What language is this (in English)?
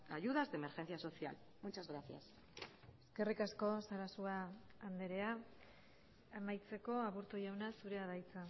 Basque